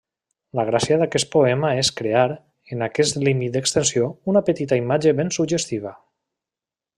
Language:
Catalan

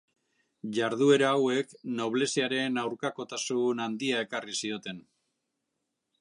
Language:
Basque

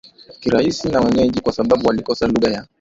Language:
Swahili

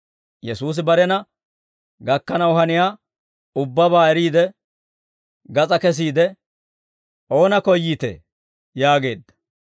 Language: Dawro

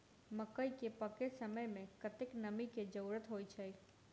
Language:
Maithili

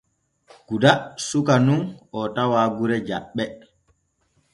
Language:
Borgu Fulfulde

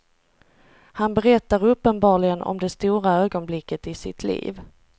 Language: Swedish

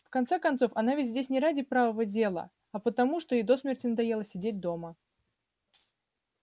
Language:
Russian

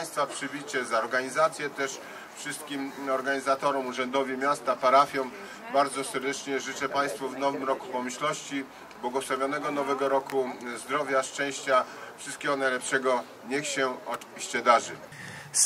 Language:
Polish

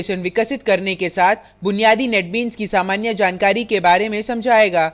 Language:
Hindi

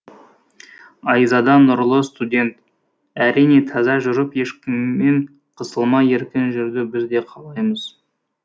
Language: Kazakh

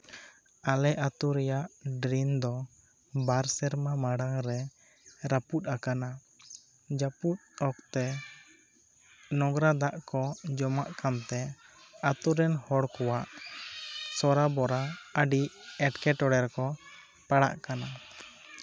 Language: Santali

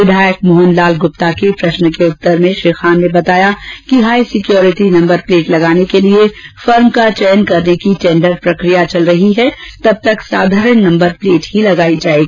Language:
Hindi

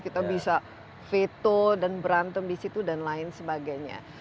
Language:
Indonesian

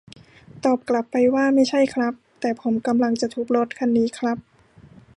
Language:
Thai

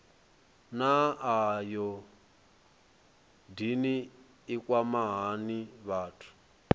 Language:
Venda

